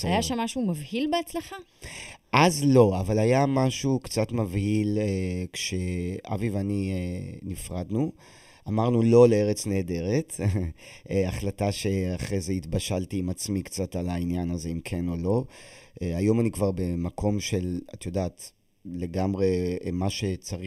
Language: Hebrew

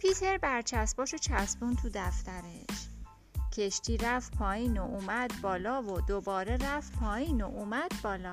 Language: Persian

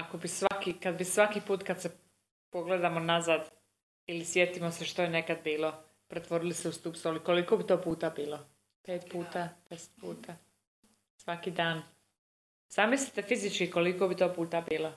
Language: Croatian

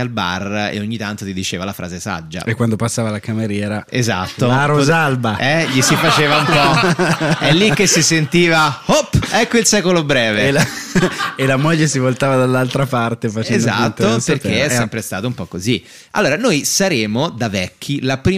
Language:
Italian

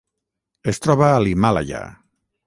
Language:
Catalan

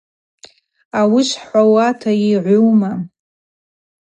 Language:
Abaza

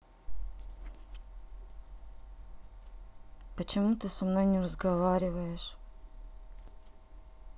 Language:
Russian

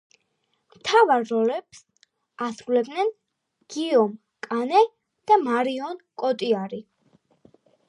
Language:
Georgian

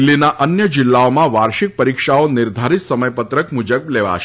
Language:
Gujarati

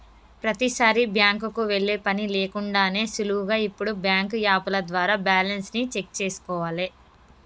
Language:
Telugu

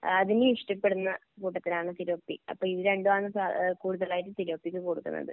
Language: Malayalam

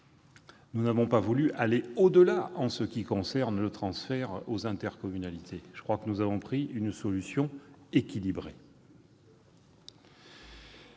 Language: French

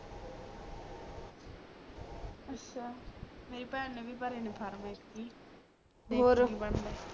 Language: Punjabi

